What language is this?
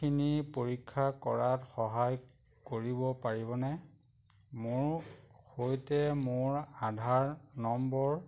Assamese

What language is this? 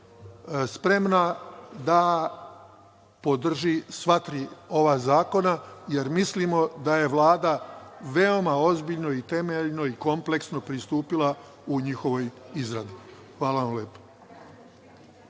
Serbian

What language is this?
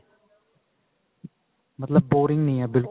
Punjabi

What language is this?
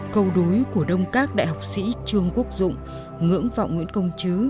Vietnamese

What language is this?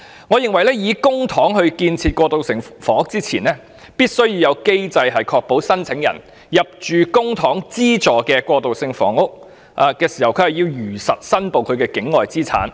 Cantonese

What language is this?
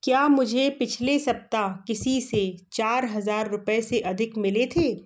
Hindi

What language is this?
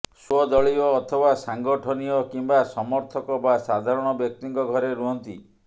Odia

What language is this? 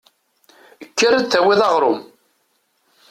Kabyle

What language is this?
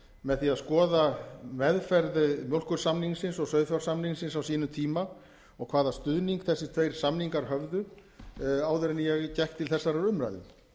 Icelandic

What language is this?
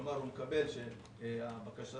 Hebrew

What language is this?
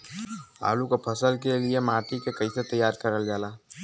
Bhojpuri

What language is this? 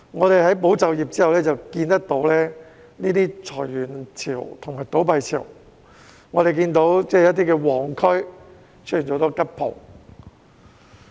Cantonese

